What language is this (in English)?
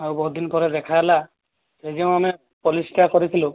Odia